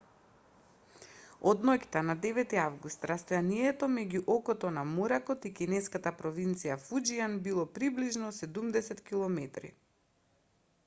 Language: Macedonian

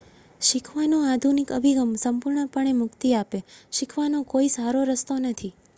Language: Gujarati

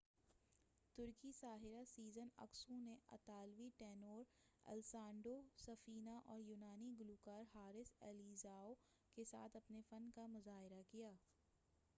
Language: Urdu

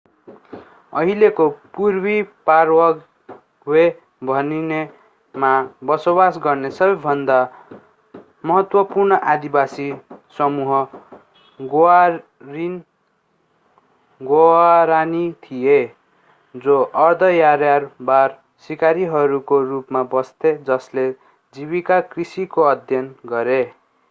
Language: Nepali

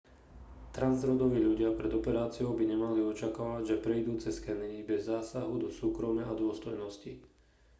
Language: Slovak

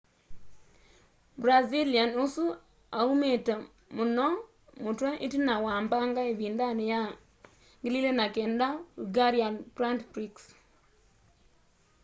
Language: Kamba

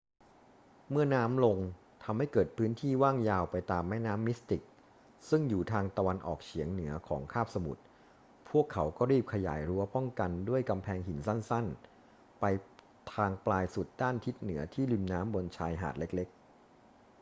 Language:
Thai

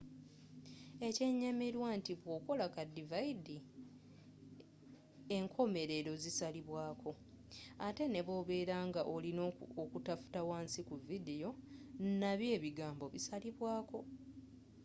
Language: Ganda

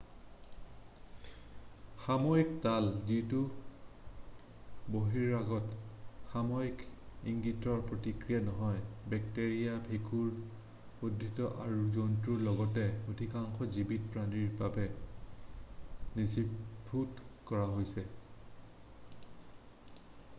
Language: Assamese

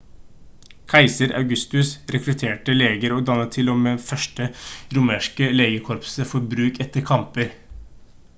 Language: Norwegian Bokmål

